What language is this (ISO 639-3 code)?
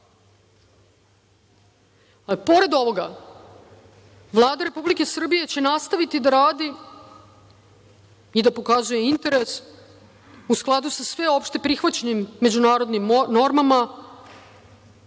srp